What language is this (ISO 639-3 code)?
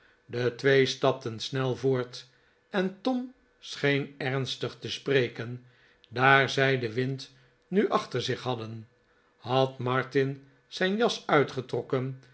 nld